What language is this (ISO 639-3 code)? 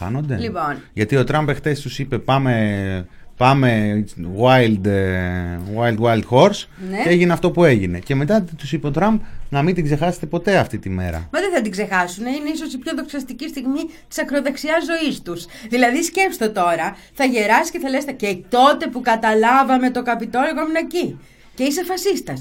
ell